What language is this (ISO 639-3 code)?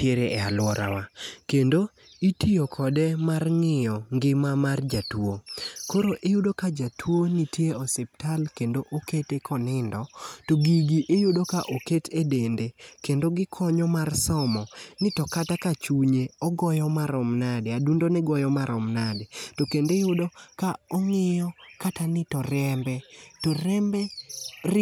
luo